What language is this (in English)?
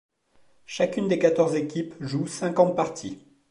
French